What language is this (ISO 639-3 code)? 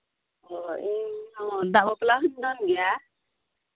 sat